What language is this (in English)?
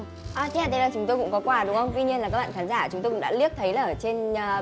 Vietnamese